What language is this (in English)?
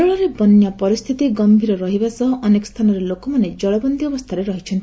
Odia